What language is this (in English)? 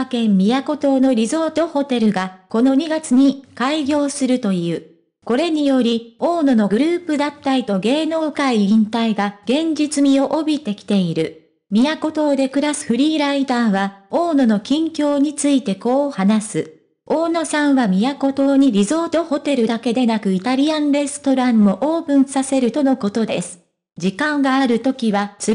Japanese